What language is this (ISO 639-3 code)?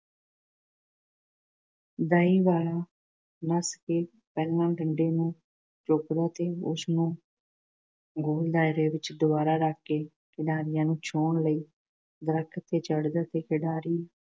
pan